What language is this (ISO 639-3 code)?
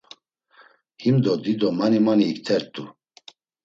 lzz